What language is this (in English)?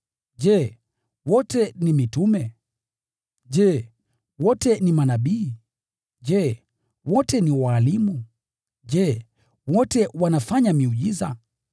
Swahili